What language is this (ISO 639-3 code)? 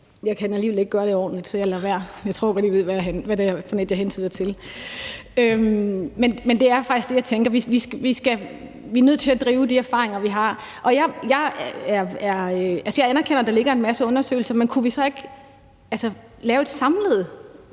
dan